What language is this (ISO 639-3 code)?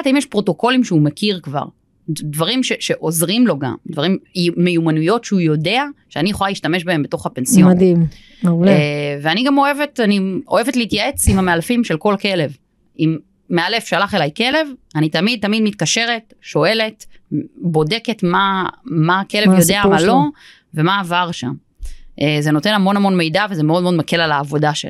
heb